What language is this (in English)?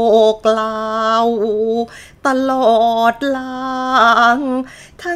Thai